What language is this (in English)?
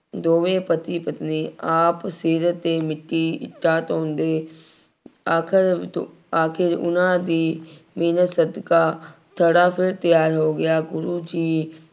Punjabi